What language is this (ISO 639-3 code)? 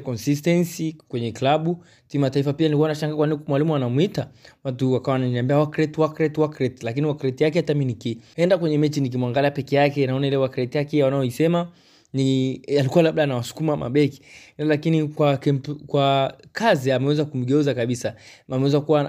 swa